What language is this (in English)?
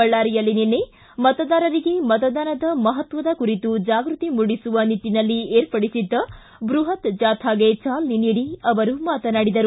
Kannada